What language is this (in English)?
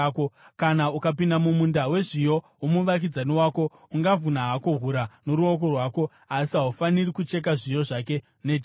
Shona